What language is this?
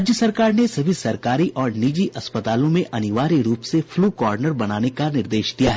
Hindi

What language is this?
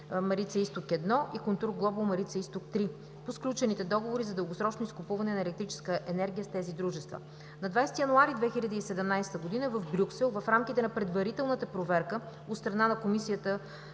Bulgarian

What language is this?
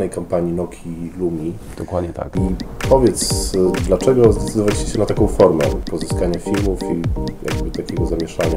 Polish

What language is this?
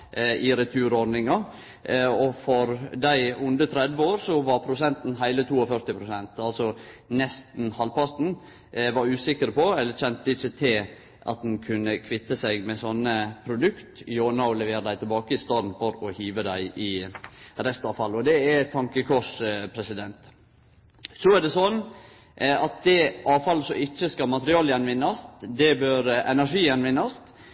Norwegian Nynorsk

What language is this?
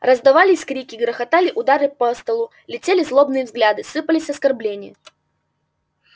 Russian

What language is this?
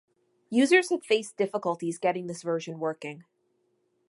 English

